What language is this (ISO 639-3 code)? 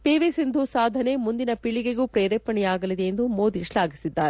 kan